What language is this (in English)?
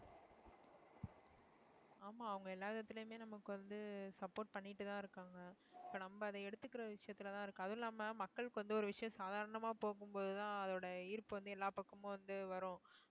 Tamil